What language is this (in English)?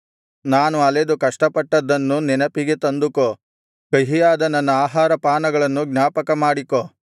Kannada